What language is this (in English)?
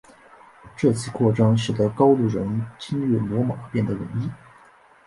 Chinese